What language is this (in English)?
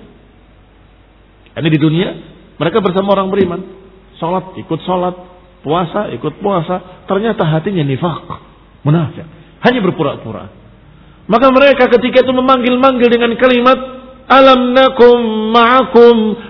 Indonesian